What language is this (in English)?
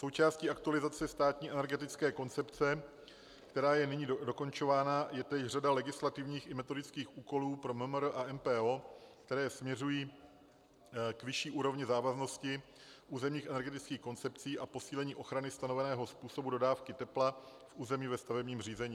Czech